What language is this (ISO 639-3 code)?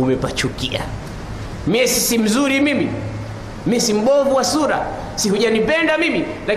swa